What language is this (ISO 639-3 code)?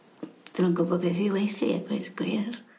cym